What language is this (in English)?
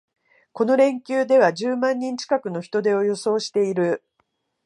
Japanese